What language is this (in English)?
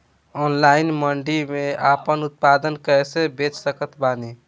Bhojpuri